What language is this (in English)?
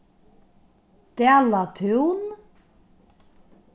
Faroese